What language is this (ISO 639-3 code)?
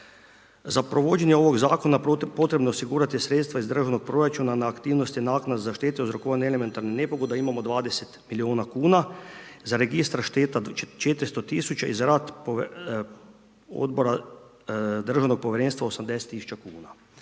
hrv